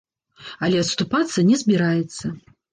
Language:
Belarusian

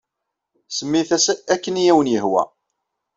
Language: Kabyle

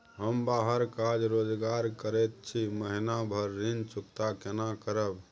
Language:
Maithili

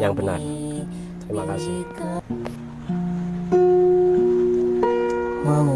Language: Indonesian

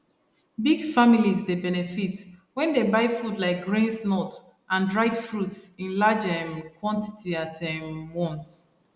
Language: Nigerian Pidgin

